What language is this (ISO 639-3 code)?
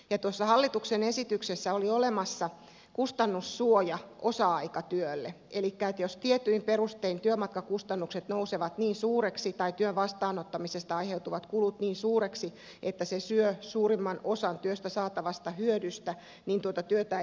fin